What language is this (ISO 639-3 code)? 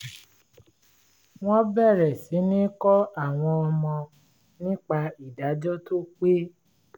yor